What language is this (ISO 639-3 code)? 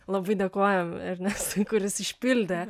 lit